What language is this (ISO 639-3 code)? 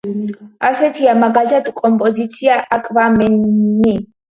kat